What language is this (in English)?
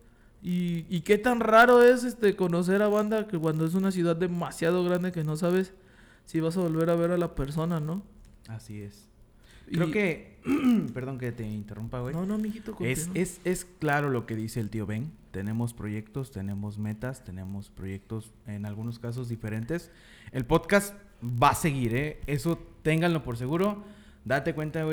Spanish